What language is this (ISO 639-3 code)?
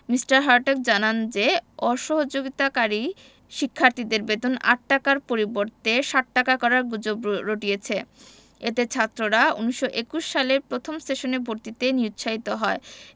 ben